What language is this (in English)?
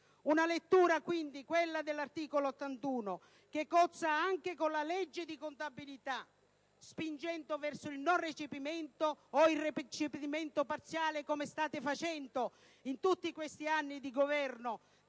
Italian